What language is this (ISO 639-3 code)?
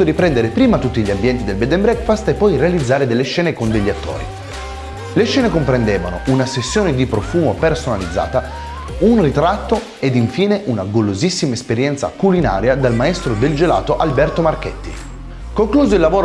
ita